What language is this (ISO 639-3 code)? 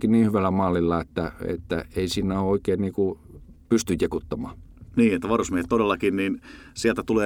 fin